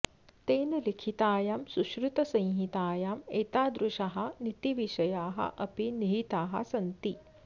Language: Sanskrit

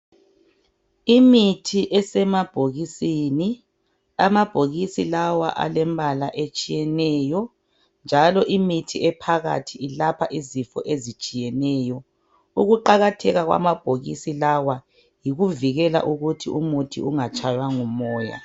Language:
North Ndebele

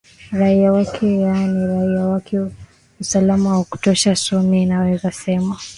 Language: Swahili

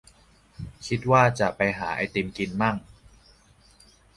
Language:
Thai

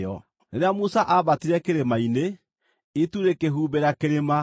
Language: Kikuyu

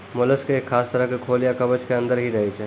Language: Maithili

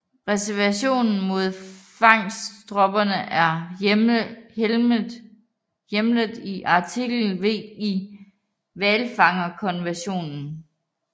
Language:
Danish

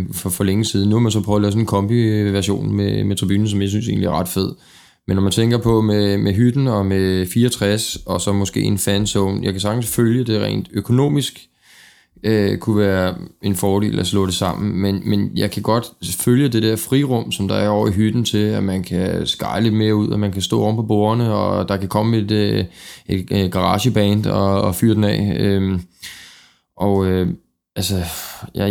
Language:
Danish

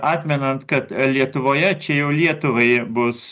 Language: Lithuanian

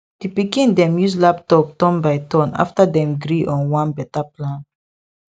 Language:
Nigerian Pidgin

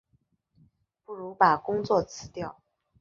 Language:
Chinese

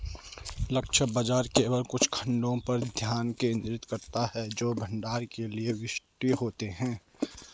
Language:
Hindi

